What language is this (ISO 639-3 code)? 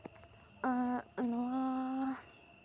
sat